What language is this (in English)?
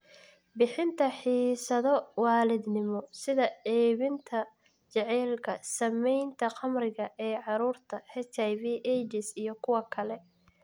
Somali